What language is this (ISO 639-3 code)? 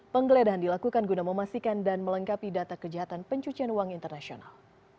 ind